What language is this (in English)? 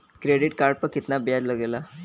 Bhojpuri